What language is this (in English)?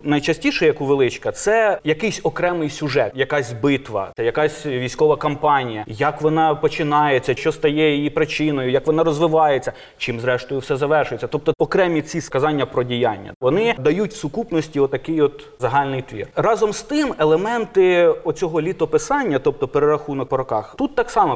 Ukrainian